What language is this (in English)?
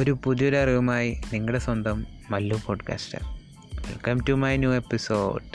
Malayalam